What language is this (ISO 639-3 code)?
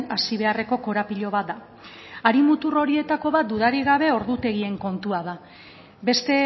eus